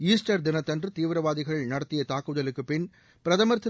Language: Tamil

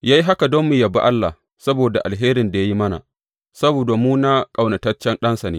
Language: Hausa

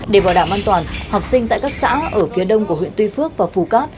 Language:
Vietnamese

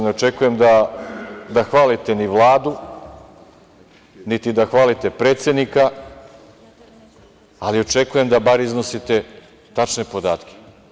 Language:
Serbian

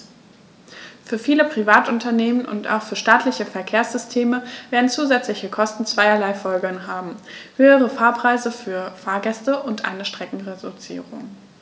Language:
German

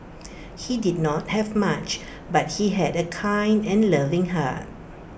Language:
English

